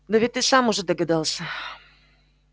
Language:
Russian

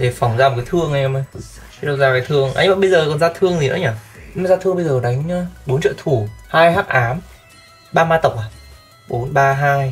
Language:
Vietnamese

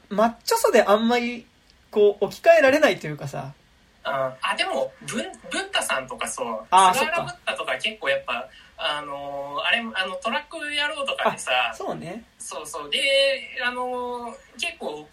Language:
Japanese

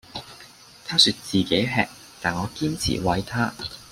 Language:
Cantonese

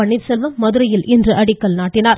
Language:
Tamil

